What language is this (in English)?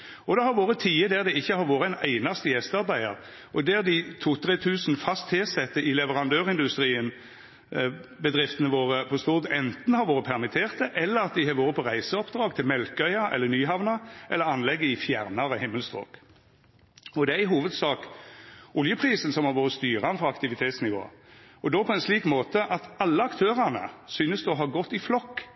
Norwegian Nynorsk